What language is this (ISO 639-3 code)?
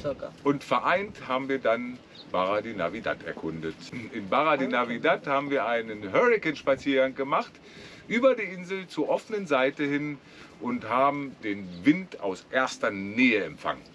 deu